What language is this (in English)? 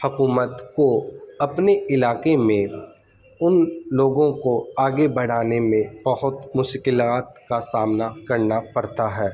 Urdu